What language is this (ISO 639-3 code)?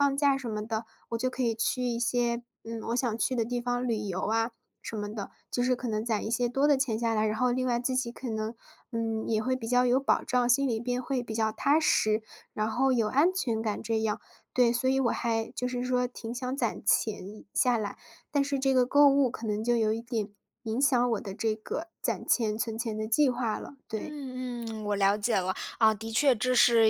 zho